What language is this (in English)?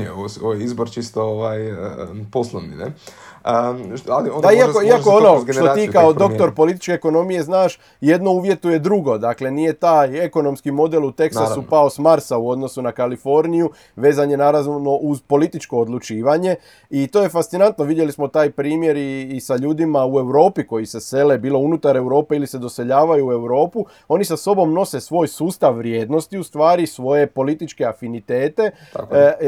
Croatian